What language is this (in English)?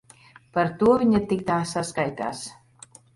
Latvian